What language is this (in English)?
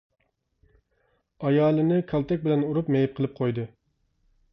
Uyghur